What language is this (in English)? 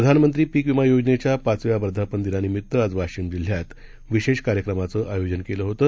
Marathi